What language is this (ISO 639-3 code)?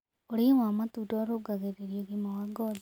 kik